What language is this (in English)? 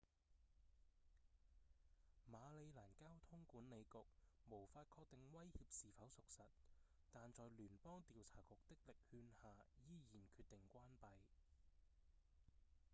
Cantonese